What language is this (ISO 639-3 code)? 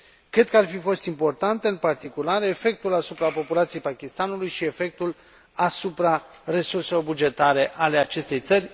ron